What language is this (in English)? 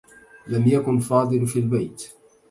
Arabic